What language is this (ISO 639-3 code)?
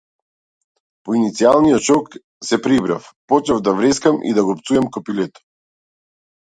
mkd